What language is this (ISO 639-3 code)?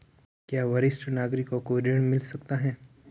hin